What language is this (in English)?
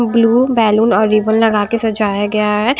Hindi